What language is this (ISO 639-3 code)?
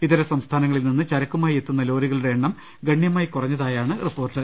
mal